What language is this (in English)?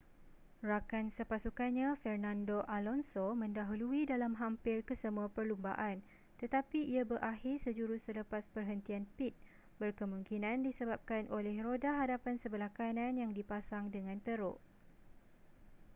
Malay